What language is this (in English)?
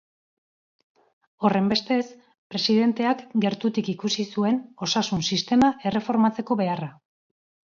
Basque